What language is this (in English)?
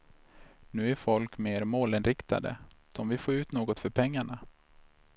Swedish